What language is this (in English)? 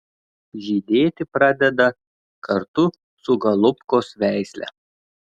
Lithuanian